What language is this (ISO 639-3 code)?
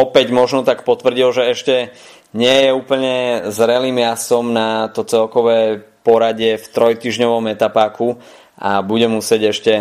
slk